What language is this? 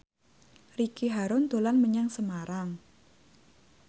Javanese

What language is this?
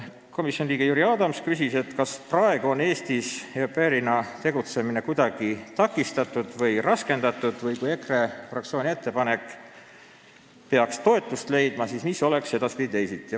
Estonian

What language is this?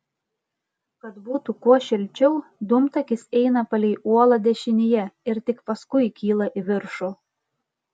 Lithuanian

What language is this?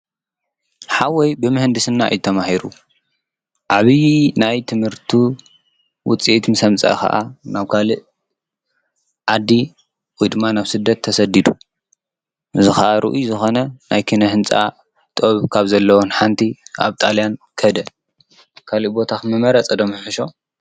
Tigrinya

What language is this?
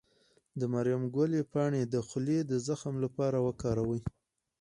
Pashto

